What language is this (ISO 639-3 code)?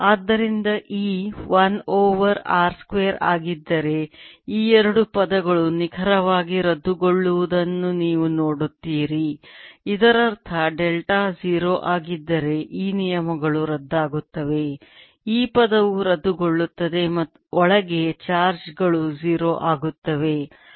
kan